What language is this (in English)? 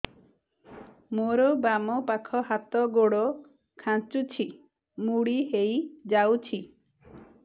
Odia